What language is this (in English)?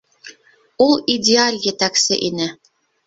Bashkir